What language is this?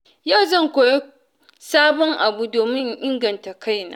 Hausa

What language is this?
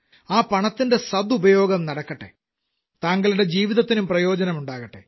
Malayalam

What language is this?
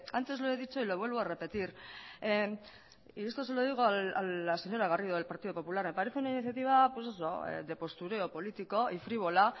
Spanish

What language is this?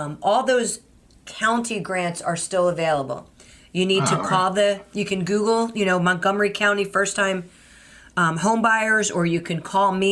English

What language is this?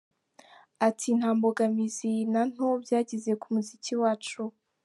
Kinyarwanda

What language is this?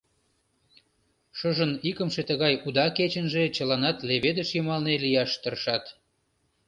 Mari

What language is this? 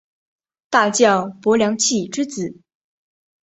Chinese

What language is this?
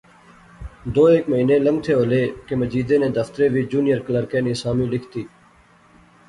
Pahari-Potwari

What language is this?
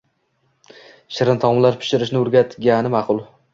Uzbek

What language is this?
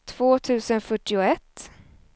Swedish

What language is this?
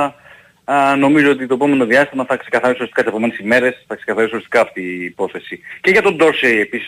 Greek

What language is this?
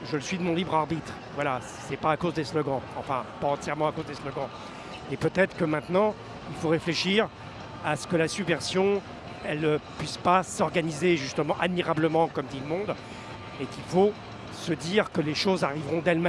French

